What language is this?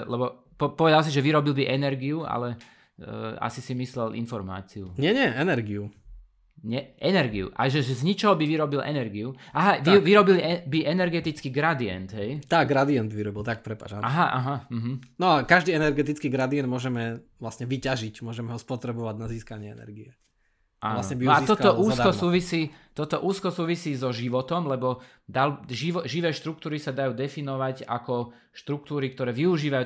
Slovak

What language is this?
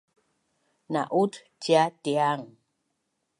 Bunun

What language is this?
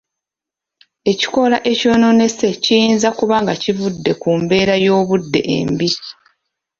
Ganda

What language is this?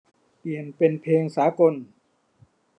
Thai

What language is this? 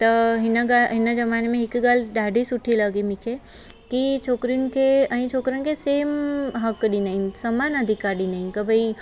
Sindhi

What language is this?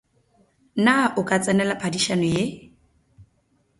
Northern Sotho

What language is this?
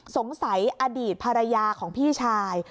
Thai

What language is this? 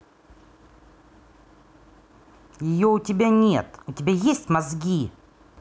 Russian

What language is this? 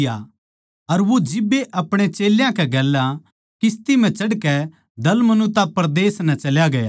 Haryanvi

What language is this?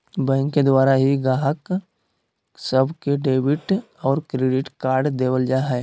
Magahi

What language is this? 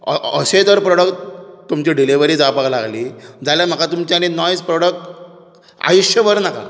Konkani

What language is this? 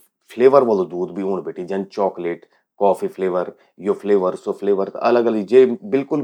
Garhwali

